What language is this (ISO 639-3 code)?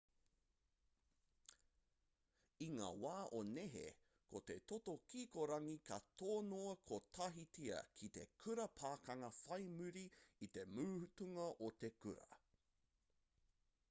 mri